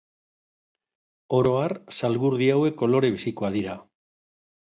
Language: Basque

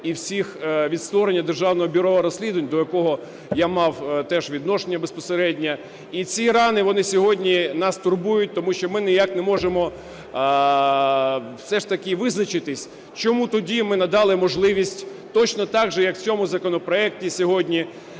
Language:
Ukrainian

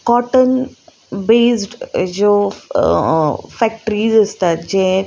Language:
Konkani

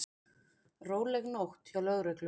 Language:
Icelandic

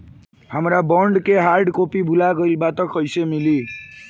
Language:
Bhojpuri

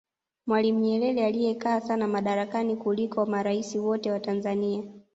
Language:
Swahili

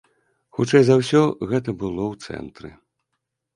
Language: Belarusian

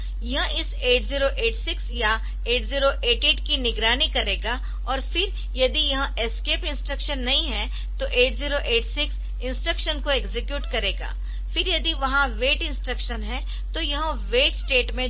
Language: Hindi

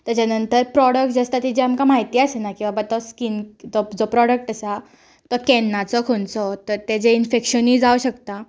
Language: Konkani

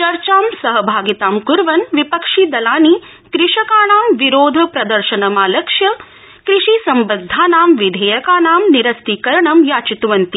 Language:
Sanskrit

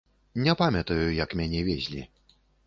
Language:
Belarusian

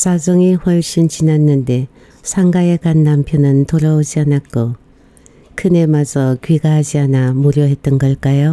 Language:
Korean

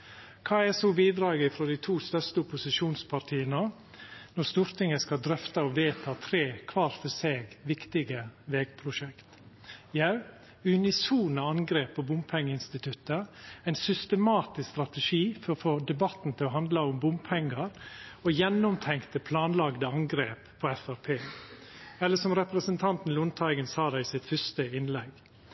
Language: Norwegian Nynorsk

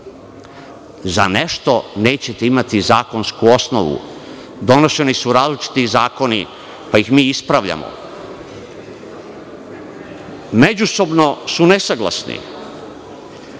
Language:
Serbian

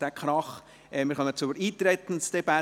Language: Swiss German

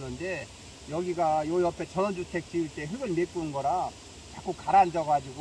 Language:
Korean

